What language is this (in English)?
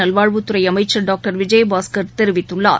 Tamil